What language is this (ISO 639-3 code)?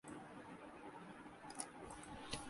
urd